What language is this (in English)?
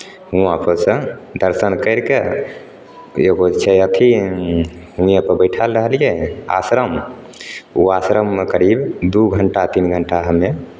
Maithili